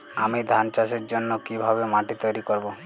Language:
Bangla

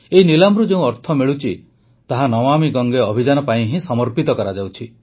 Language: Odia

